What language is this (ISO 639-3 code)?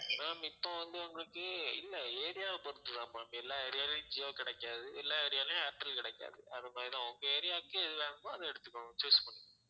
tam